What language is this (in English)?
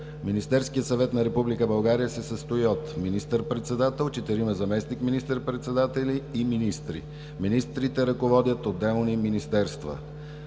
Bulgarian